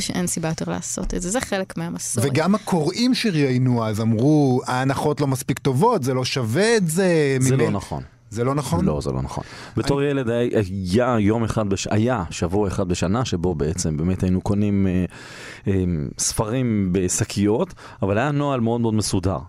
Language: Hebrew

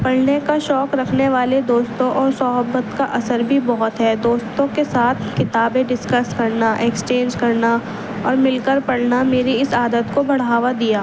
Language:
Urdu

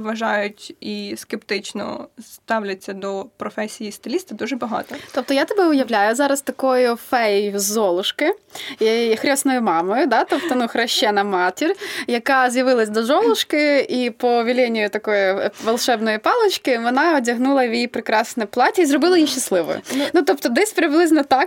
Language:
Ukrainian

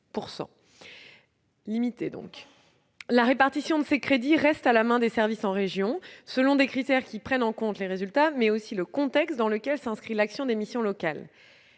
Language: French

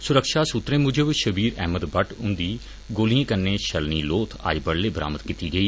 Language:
Dogri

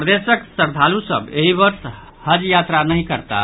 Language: Maithili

